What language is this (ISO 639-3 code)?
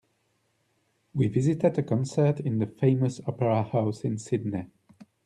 eng